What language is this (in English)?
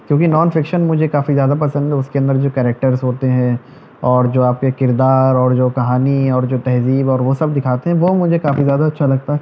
Urdu